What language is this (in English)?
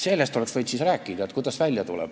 Estonian